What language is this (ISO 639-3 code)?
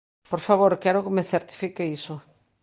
glg